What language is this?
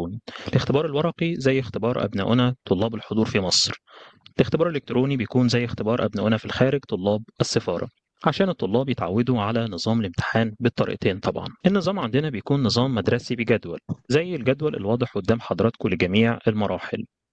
Arabic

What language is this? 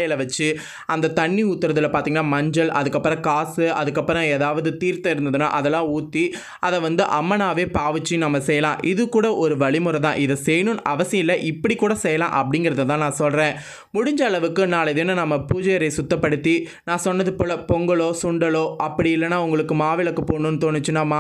English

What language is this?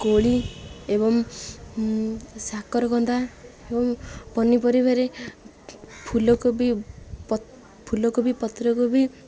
Odia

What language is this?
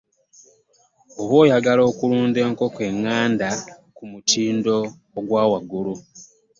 Ganda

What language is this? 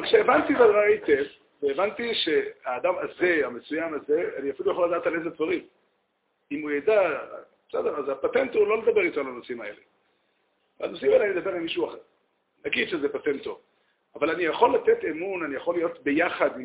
Hebrew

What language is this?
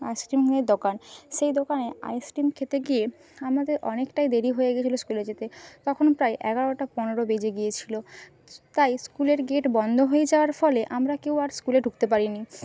Bangla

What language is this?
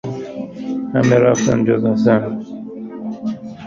Persian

